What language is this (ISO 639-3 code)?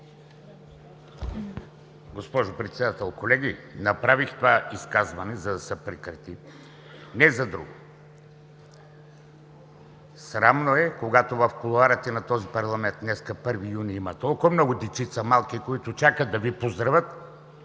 bul